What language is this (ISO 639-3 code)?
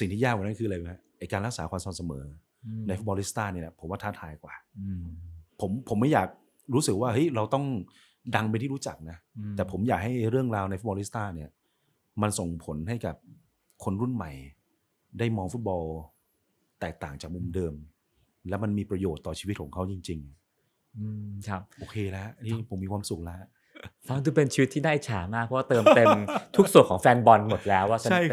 tha